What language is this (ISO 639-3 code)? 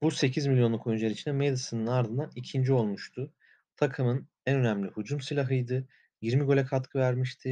tur